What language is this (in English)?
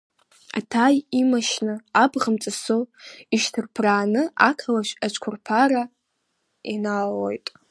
Abkhazian